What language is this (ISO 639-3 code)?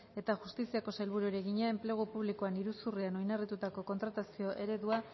eus